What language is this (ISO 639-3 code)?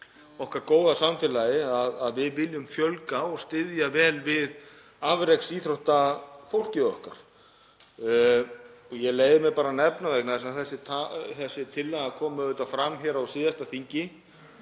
isl